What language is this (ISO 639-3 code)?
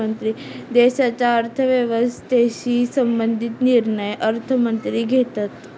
mar